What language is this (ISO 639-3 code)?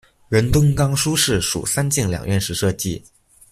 zho